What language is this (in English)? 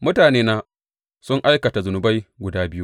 Hausa